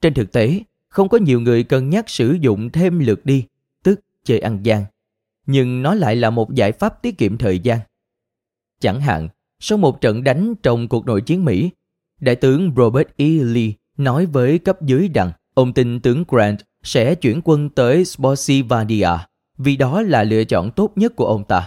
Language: Vietnamese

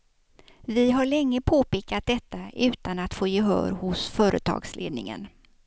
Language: Swedish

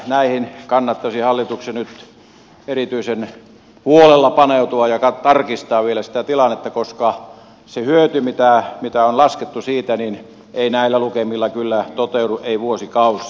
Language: Finnish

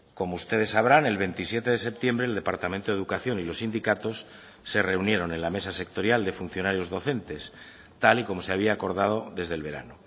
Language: Spanish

